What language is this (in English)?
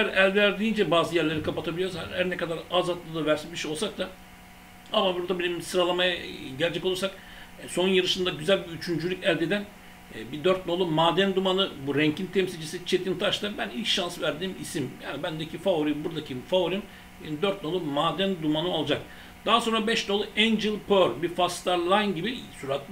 Turkish